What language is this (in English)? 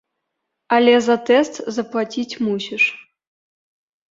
Belarusian